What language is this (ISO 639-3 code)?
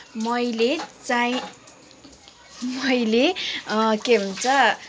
nep